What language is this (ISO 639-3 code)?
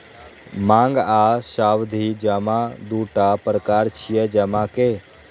mai